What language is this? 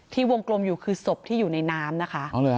Thai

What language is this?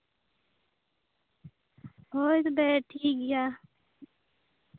Santali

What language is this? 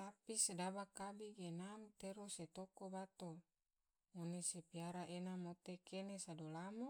Tidore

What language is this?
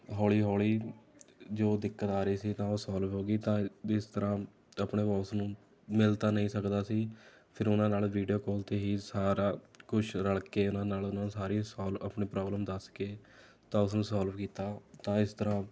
Punjabi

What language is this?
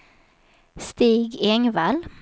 Swedish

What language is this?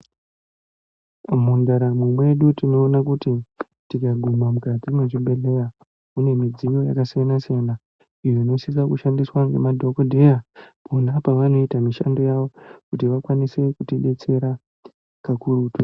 Ndau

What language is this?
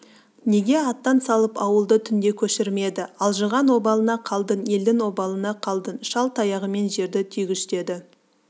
Kazakh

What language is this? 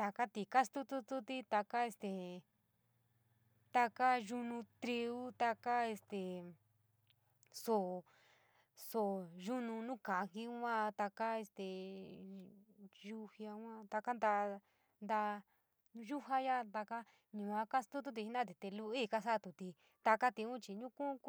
San Miguel El Grande Mixtec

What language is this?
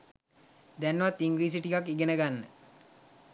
Sinhala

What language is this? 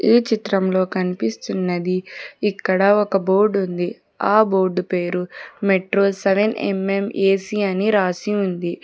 Telugu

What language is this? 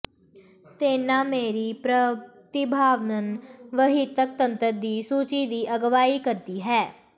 Punjabi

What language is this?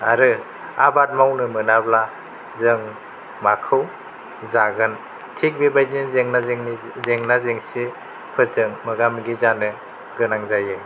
Bodo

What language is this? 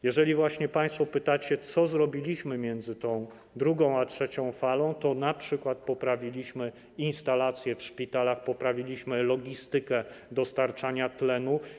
Polish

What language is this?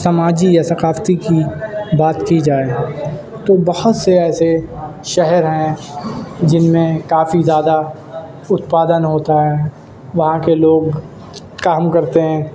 Urdu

